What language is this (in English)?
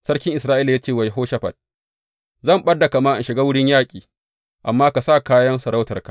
Hausa